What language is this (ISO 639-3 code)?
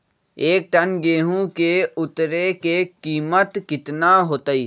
mag